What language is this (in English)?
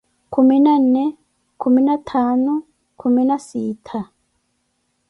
Koti